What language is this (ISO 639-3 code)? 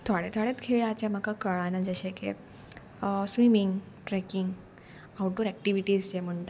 kok